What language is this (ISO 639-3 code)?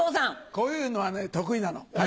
jpn